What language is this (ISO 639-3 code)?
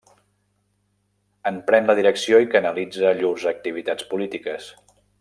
cat